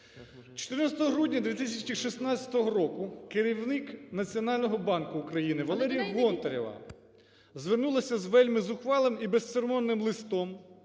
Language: Ukrainian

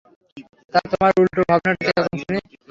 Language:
Bangla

